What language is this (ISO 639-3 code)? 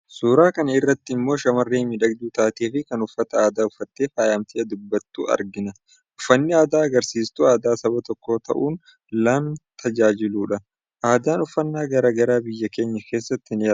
orm